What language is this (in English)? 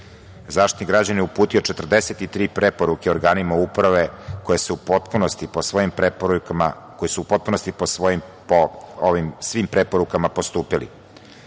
Serbian